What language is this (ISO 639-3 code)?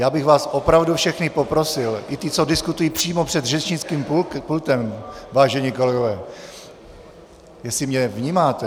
ces